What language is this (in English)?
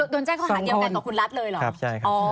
Thai